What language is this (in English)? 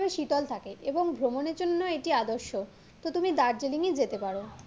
Bangla